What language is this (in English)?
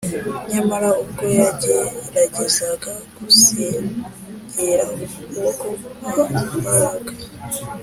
Kinyarwanda